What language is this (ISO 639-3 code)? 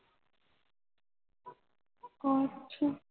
pan